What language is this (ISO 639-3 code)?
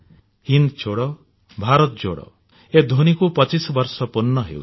ori